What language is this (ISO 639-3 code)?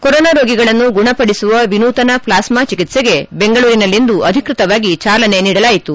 kan